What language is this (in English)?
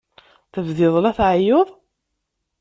Kabyle